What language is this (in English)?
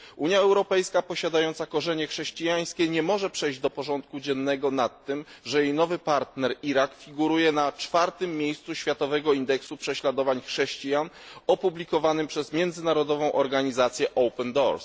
Polish